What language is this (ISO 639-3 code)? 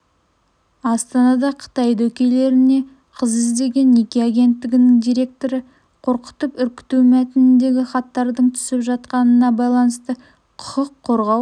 kaz